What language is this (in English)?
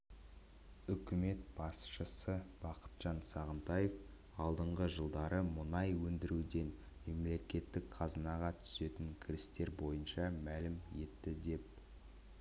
Kazakh